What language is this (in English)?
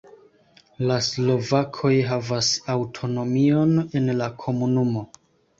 Esperanto